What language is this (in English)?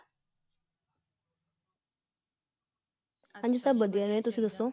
Punjabi